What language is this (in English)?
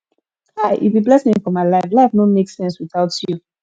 Nigerian Pidgin